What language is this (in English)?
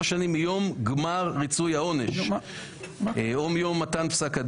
Hebrew